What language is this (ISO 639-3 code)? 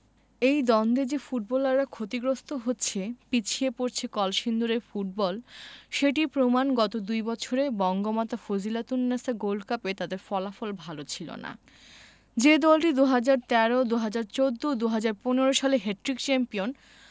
ben